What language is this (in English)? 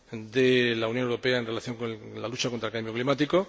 Spanish